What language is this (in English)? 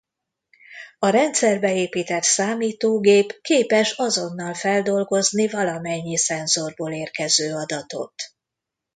Hungarian